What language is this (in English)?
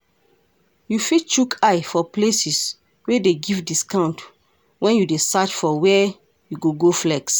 Nigerian Pidgin